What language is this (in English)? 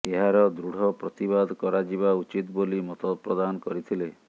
Odia